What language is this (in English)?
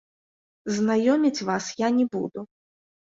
Belarusian